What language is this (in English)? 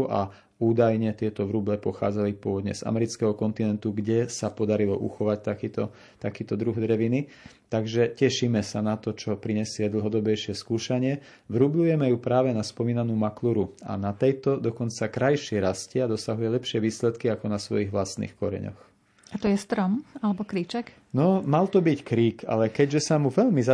Slovak